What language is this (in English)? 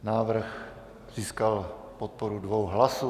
Czech